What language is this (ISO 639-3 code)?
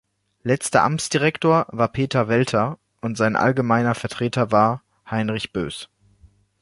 deu